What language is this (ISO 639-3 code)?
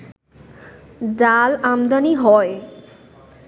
ben